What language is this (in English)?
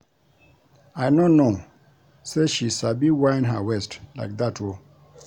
Nigerian Pidgin